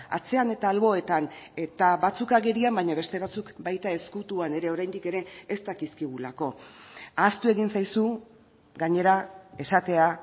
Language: Basque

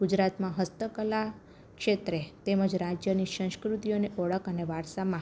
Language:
Gujarati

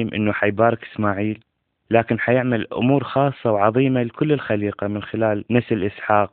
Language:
Arabic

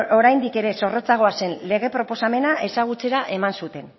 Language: Basque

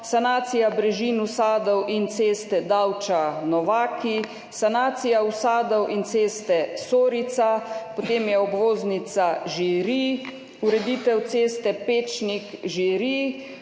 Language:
Slovenian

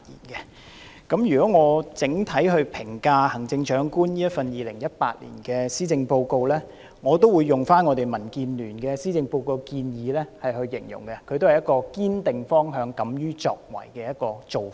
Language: Cantonese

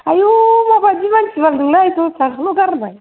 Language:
Bodo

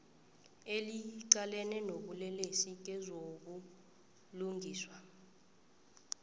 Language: South Ndebele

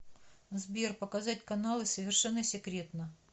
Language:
Russian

